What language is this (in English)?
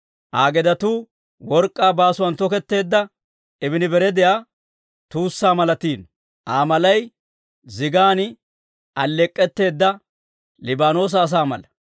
Dawro